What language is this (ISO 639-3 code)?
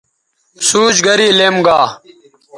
btv